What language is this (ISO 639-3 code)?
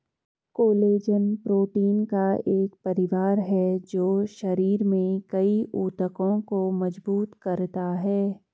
hin